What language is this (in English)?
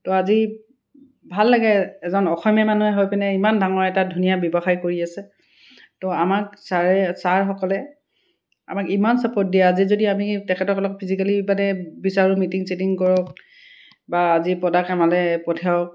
Assamese